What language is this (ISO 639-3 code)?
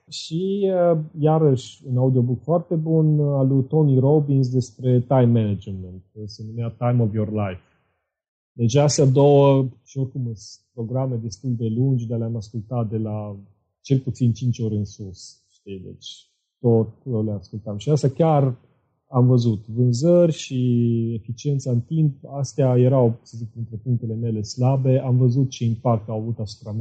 ron